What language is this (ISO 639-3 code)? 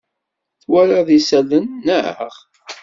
kab